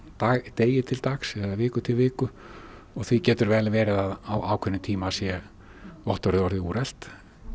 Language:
Icelandic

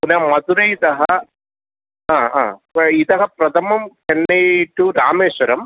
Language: Sanskrit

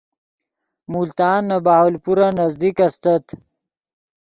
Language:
Yidgha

